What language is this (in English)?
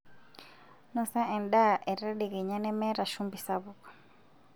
Masai